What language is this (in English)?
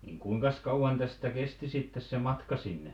Finnish